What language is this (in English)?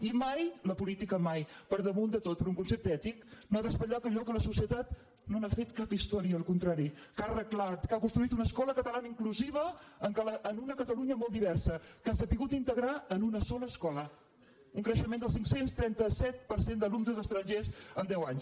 Catalan